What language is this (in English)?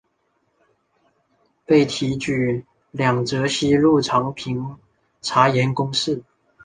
Chinese